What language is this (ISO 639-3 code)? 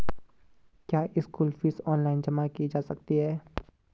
hin